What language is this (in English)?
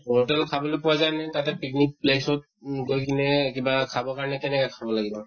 Assamese